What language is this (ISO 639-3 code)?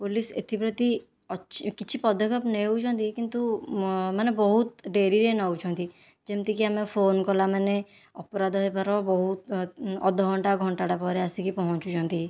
ori